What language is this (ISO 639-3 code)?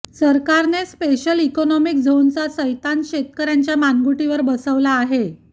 mar